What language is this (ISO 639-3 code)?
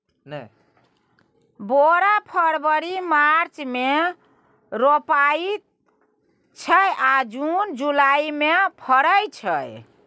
mai